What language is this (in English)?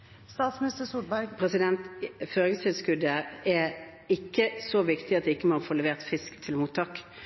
Norwegian Bokmål